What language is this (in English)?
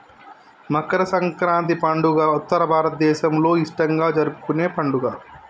Telugu